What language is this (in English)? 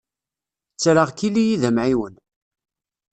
Kabyle